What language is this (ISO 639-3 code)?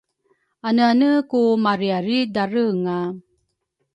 dru